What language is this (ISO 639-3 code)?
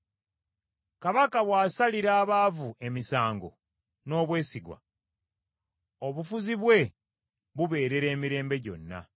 lug